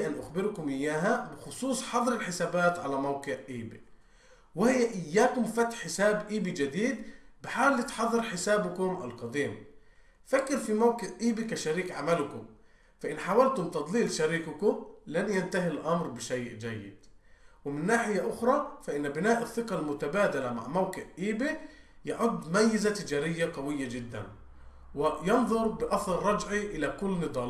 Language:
Arabic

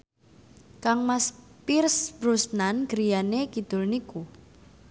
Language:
Javanese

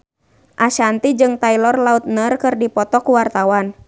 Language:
Sundanese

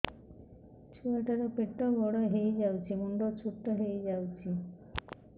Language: Odia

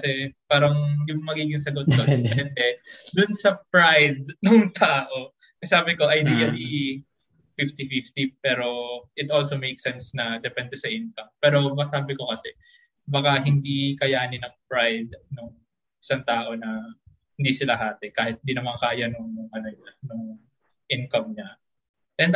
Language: Filipino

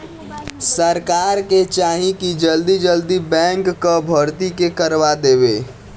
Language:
Bhojpuri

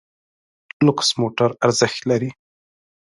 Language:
Pashto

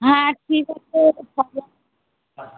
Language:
Bangla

